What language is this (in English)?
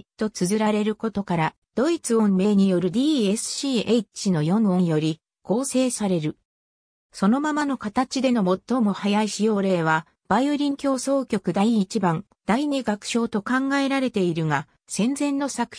Japanese